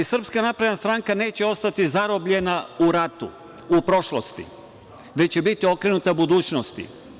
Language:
Serbian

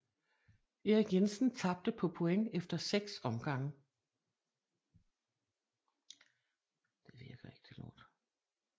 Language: Danish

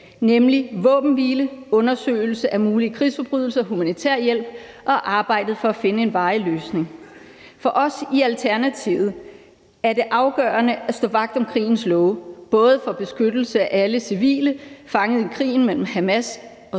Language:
Danish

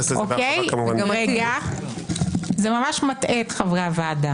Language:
Hebrew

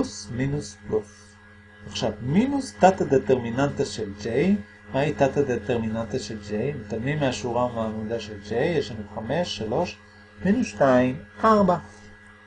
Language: Hebrew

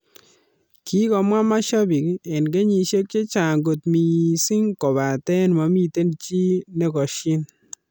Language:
Kalenjin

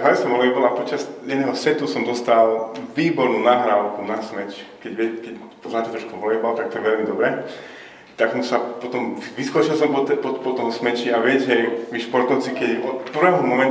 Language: Slovak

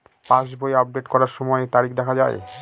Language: Bangla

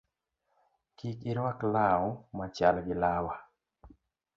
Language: Luo (Kenya and Tanzania)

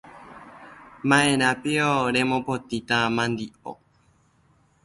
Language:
Guarani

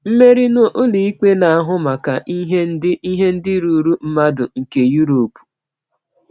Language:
Igbo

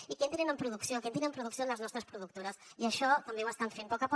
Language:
Catalan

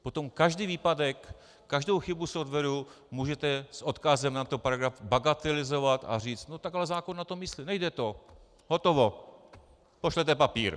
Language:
Czech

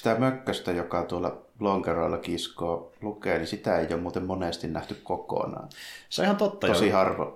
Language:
Finnish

